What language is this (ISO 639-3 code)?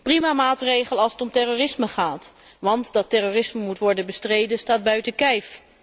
nld